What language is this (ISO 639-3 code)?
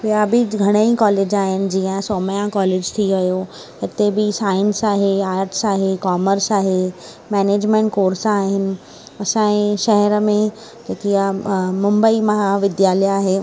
snd